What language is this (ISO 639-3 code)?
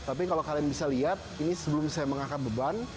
ind